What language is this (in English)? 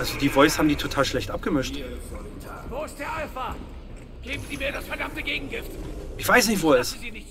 German